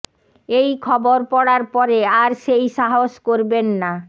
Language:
Bangla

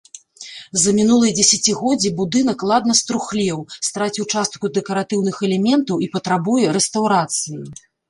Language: Belarusian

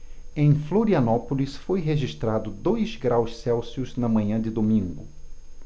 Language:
Portuguese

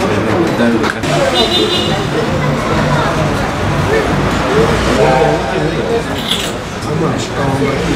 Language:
Turkish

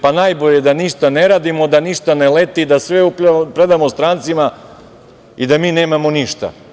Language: Serbian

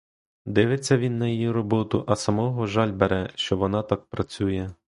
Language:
Ukrainian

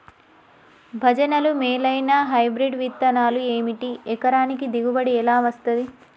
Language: Telugu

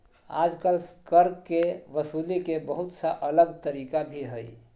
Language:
Magahi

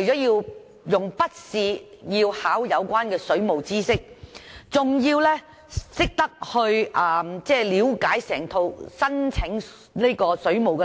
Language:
Cantonese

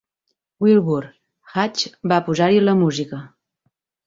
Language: Catalan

